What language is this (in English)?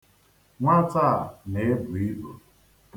Igbo